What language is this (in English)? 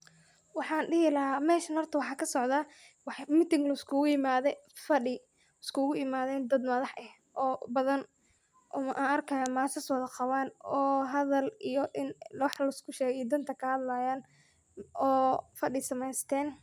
Somali